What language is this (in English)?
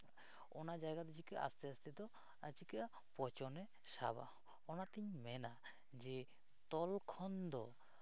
Santali